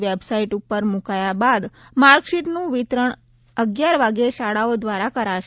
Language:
Gujarati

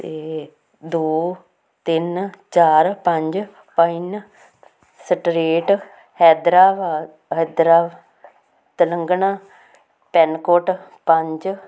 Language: Punjabi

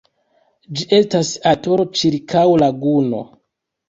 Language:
Esperanto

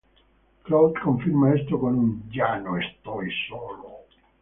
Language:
Spanish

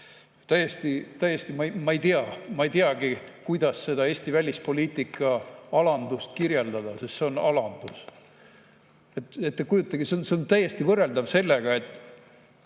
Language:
Estonian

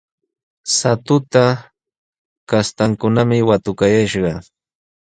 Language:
Sihuas Ancash Quechua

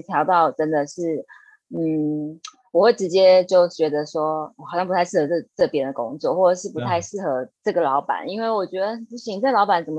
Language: Chinese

